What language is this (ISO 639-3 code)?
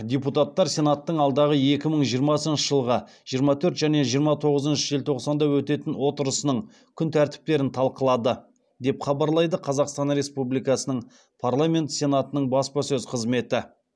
kaz